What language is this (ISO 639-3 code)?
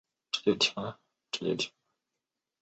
zho